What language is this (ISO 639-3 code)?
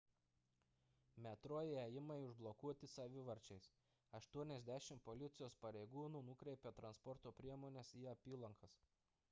lit